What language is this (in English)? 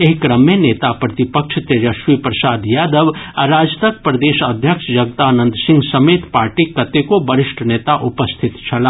Maithili